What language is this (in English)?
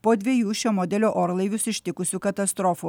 Lithuanian